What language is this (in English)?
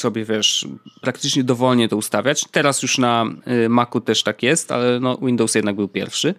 Polish